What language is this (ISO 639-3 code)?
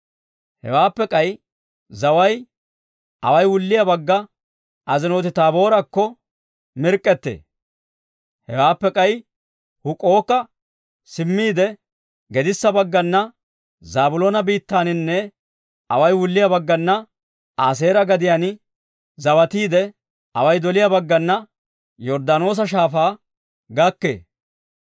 dwr